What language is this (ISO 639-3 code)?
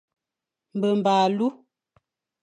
fan